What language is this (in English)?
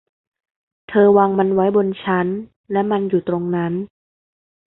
Thai